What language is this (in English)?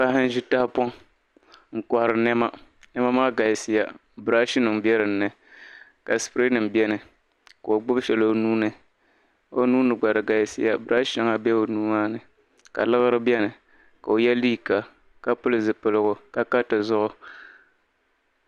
Dagbani